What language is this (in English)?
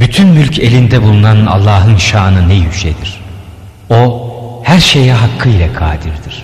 Turkish